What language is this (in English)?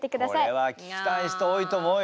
Japanese